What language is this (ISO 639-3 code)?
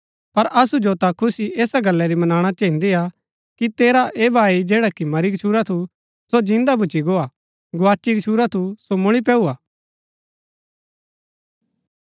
gbk